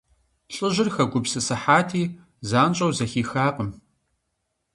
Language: Kabardian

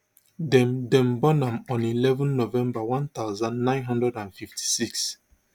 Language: Nigerian Pidgin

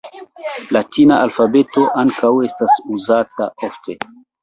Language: Esperanto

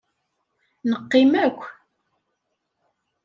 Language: Kabyle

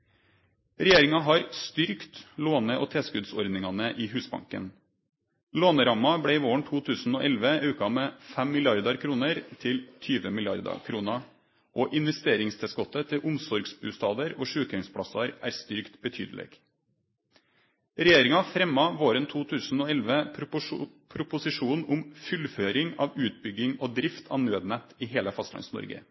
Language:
Norwegian Nynorsk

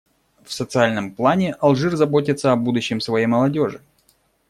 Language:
Russian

